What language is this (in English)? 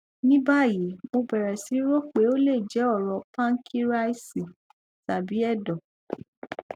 Yoruba